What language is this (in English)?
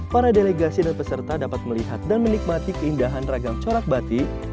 Indonesian